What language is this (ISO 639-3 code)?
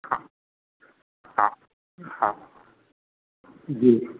snd